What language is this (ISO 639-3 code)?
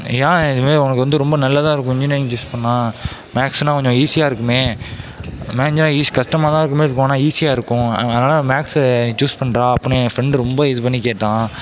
tam